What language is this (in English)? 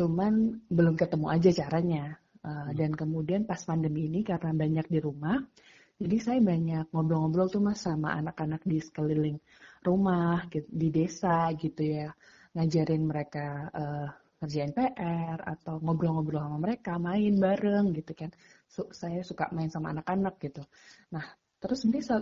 Indonesian